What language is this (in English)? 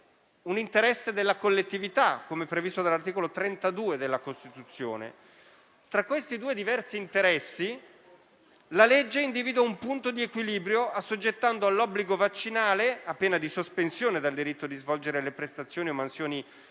Italian